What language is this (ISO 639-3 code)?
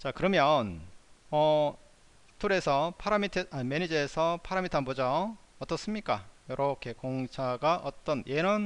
kor